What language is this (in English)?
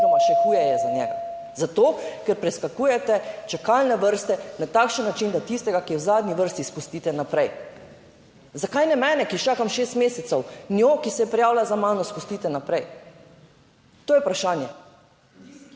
Slovenian